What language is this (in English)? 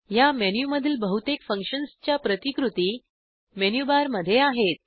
Marathi